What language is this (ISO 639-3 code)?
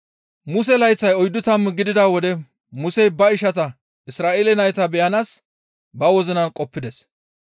gmv